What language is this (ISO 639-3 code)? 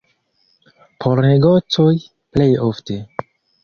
epo